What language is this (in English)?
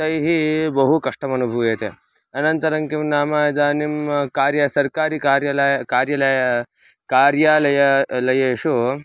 Sanskrit